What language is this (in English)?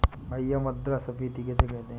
Hindi